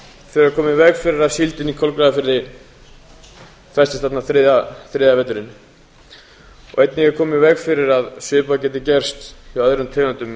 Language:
Icelandic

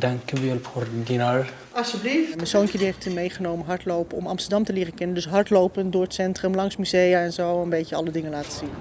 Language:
Dutch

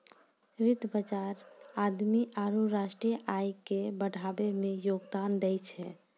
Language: Maithili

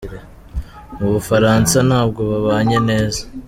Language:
Kinyarwanda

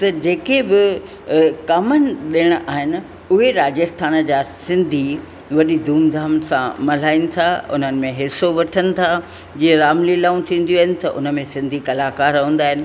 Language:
Sindhi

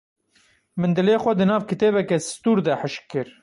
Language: Kurdish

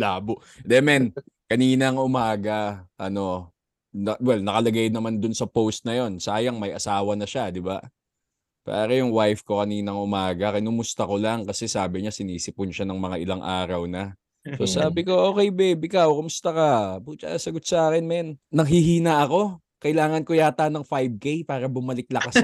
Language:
Filipino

